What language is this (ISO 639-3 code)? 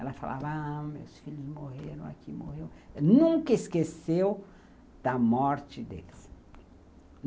por